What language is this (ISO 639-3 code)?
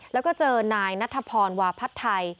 tha